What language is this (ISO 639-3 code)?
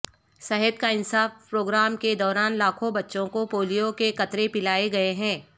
urd